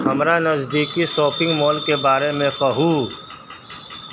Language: Maithili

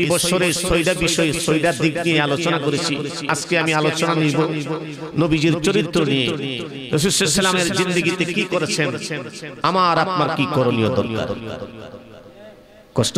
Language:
Arabic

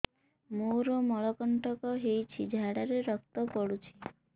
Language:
Odia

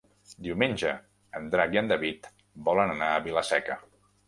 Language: Catalan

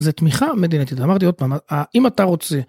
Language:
Hebrew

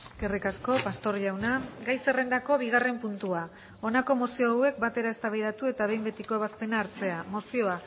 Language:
Basque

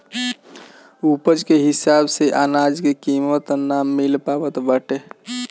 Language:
Bhojpuri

